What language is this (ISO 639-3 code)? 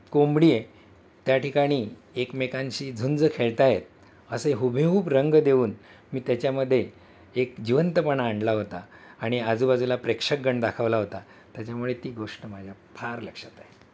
mar